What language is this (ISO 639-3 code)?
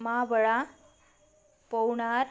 mar